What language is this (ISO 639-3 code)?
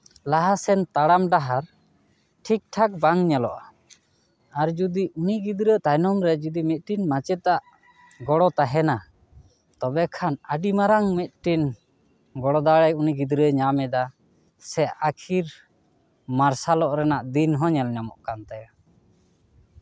sat